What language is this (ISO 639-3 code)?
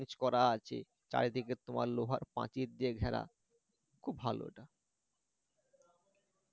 ben